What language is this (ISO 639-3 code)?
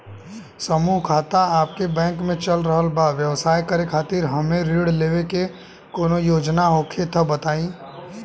bho